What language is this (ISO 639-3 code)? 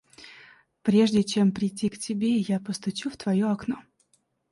rus